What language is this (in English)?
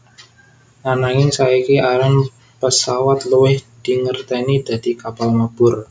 Javanese